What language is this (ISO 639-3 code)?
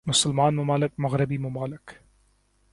urd